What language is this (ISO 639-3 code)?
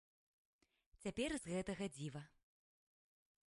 bel